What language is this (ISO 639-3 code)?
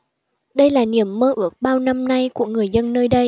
vie